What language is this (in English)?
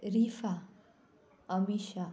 Konkani